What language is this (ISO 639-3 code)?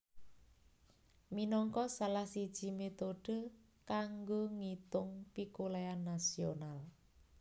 jav